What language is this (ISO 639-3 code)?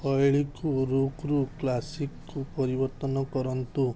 ori